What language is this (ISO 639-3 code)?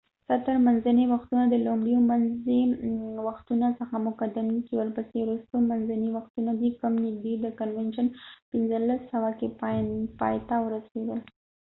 pus